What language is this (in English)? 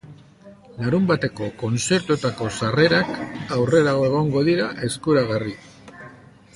Basque